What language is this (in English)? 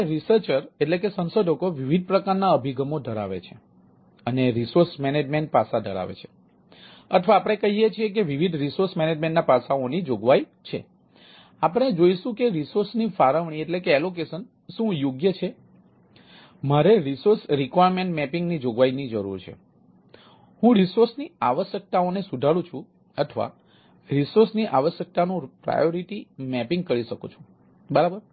Gujarati